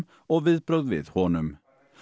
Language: Icelandic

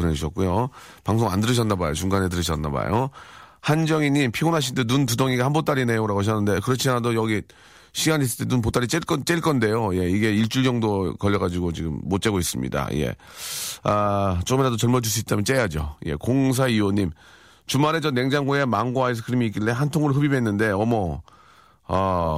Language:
Korean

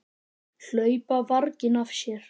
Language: Icelandic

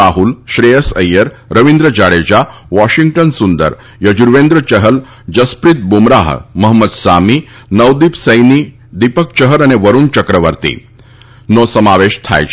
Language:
Gujarati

